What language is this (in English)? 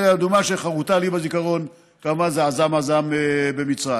Hebrew